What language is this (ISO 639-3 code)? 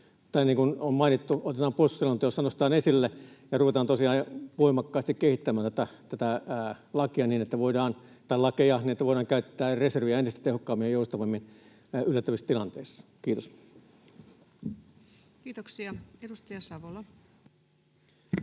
fin